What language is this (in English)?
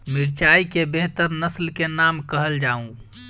Maithili